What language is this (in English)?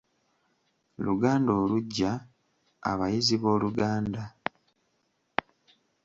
Ganda